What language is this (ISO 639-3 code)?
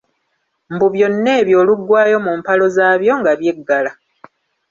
lug